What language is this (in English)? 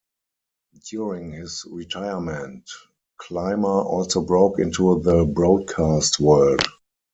English